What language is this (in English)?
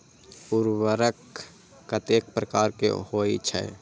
Maithili